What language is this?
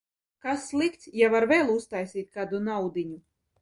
Latvian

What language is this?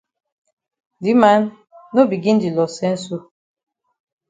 Cameroon Pidgin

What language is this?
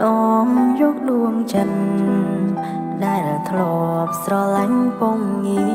Thai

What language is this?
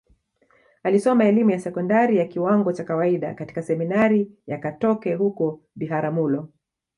Swahili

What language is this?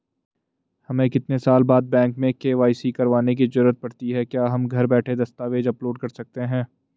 Hindi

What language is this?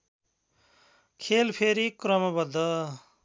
Nepali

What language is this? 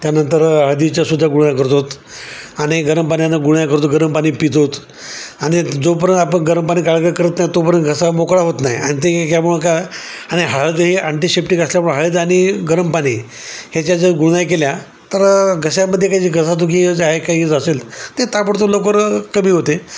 Marathi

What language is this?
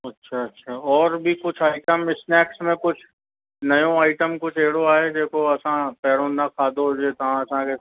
Sindhi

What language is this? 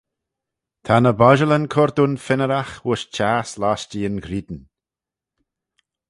Manx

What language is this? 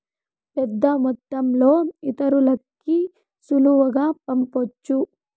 Telugu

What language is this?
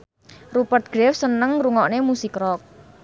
Javanese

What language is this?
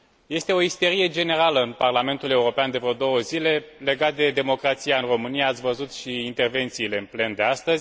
Romanian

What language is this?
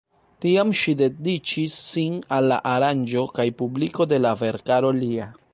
Esperanto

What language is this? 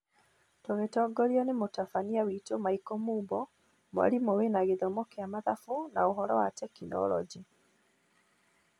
Kikuyu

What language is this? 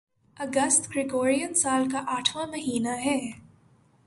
Urdu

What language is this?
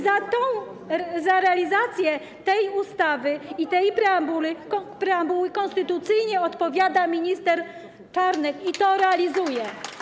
Polish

